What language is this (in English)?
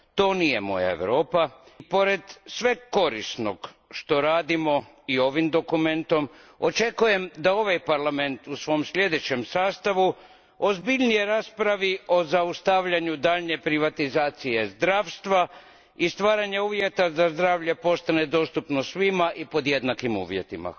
Croatian